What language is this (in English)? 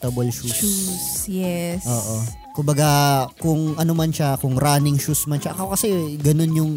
Filipino